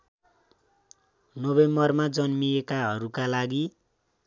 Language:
Nepali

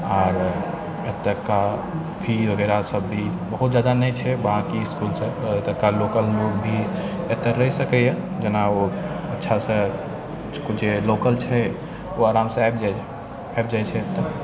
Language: Maithili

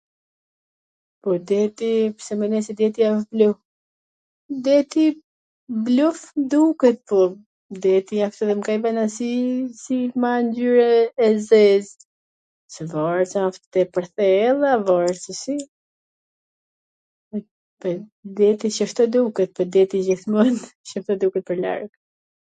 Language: Gheg Albanian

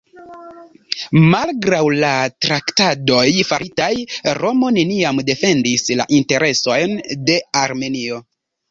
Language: Esperanto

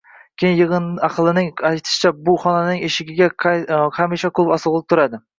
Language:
Uzbek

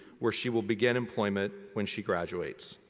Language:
English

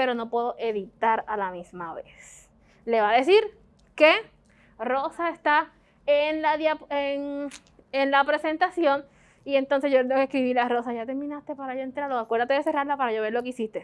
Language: Spanish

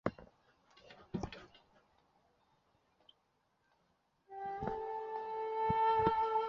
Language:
Chinese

